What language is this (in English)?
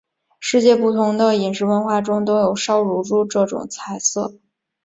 Chinese